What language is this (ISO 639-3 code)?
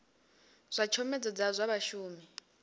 ven